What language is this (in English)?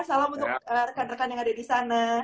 Indonesian